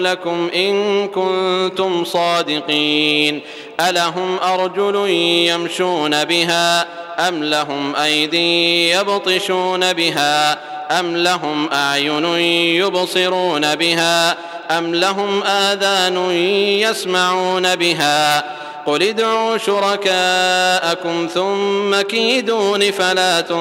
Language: Arabic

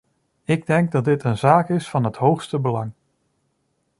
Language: Dutch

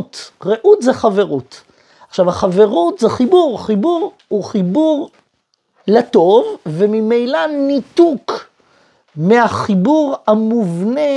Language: Hebrew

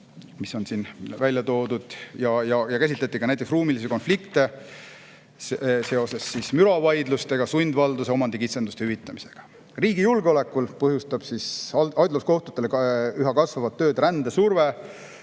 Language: Estonian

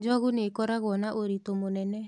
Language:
Kikuyu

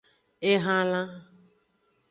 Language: Aja (Benin)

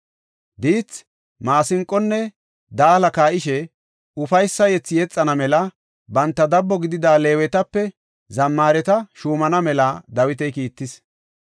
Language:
Gofa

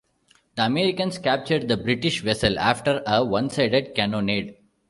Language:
English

